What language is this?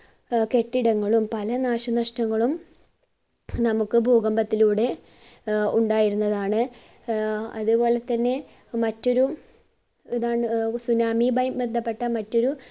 Malayalam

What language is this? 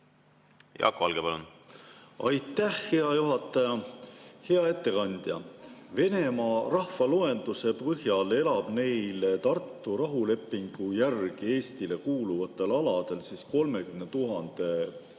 Estonian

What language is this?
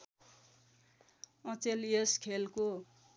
Nepali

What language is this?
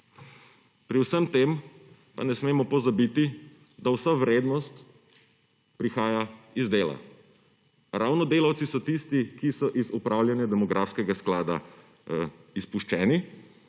Slovenian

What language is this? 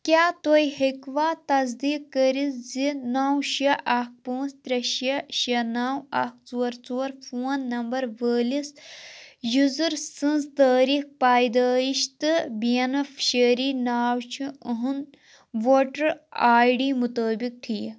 Kashmiri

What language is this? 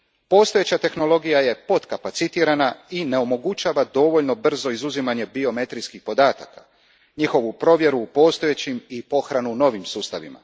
Croatian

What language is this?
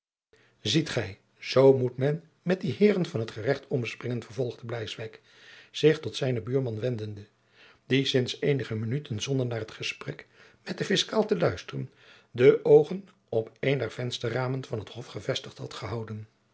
Dutch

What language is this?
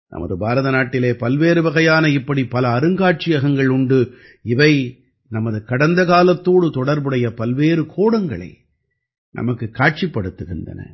Tamil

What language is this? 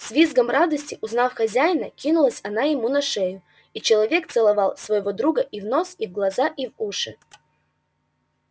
Russian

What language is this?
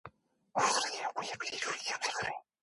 Korean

